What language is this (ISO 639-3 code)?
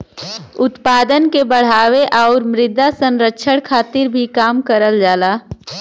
bho